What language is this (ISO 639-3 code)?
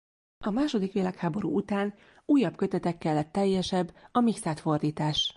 hun